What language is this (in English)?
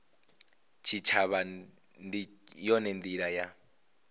Venda